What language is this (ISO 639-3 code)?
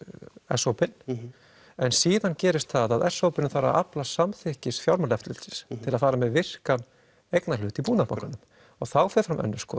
isl